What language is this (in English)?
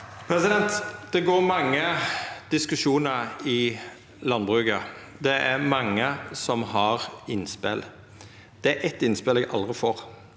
Norwegian